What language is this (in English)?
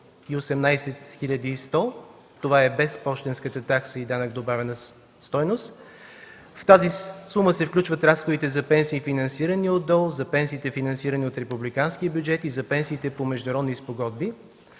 Bulgarian